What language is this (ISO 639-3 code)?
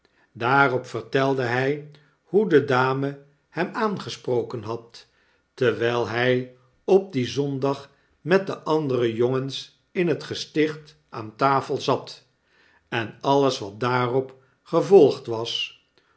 nld